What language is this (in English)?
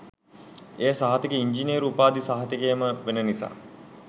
Sinhala